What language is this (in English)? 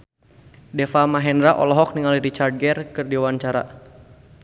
Sundanese